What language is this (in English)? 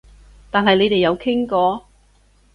Cantonese